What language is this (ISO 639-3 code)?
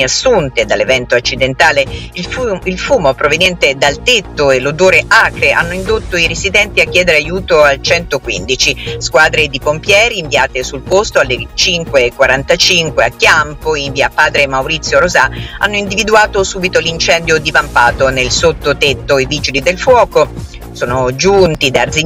ita